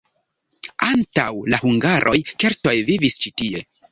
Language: Esperanto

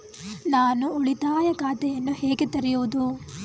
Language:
Kannada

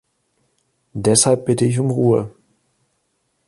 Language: German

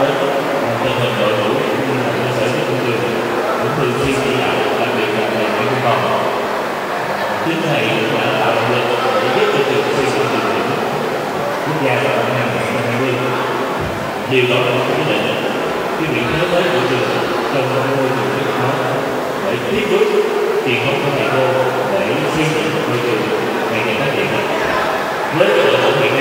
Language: Vietnamese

